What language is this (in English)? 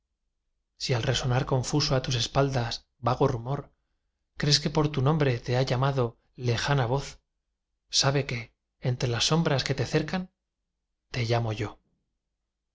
Spanish